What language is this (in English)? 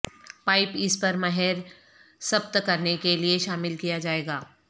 Urdu